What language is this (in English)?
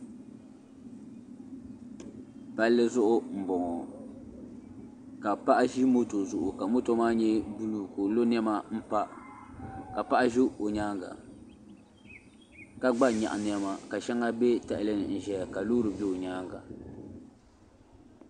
Dagbani